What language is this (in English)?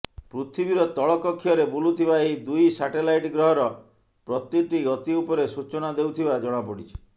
Odia